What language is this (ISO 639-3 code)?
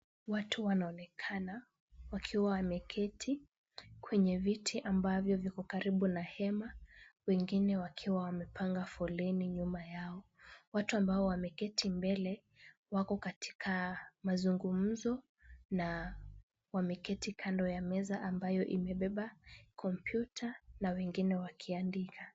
swa